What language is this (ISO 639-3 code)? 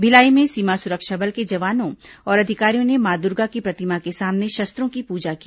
hin